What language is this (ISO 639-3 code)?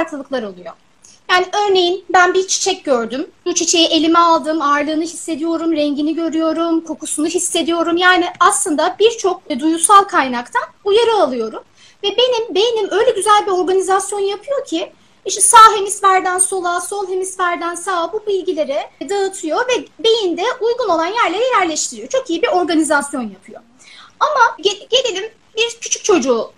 tur